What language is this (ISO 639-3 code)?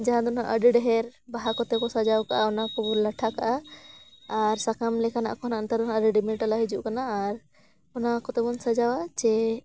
sat